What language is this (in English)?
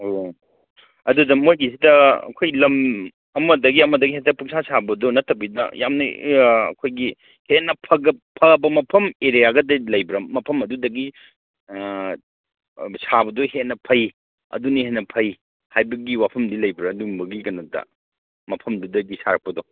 Manipuri